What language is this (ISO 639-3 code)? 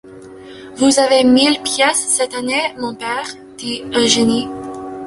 fra